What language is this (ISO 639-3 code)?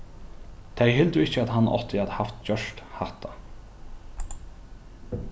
fao